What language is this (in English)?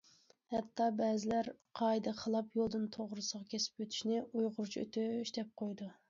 Uyghur